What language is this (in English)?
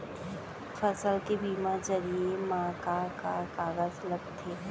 Chhattisgarhi